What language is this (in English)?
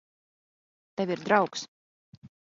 Latvian